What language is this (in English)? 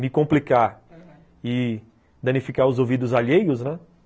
Portuguese